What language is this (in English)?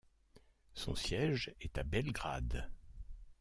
French